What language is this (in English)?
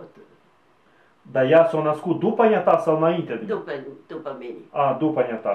Romanian